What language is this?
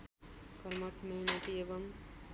Nepali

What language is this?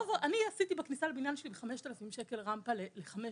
Hebrew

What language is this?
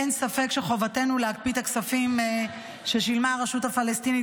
Hebrew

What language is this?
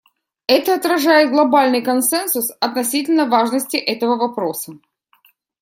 Russian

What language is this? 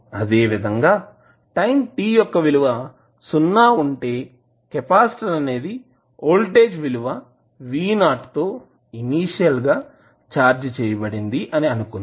Telugu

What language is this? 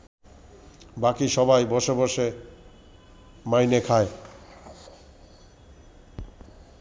Bangla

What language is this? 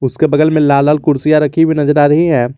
Hindi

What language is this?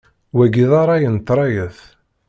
Kabyle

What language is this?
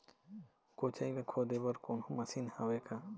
Chhattisgarhi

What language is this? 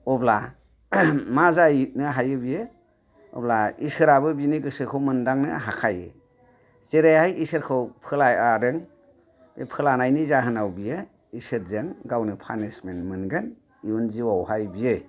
Bodo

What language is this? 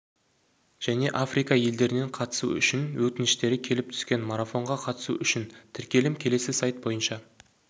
Kazakh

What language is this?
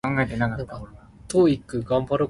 Min Nan Chinese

